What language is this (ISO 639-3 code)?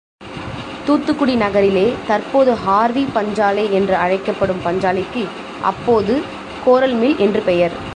tam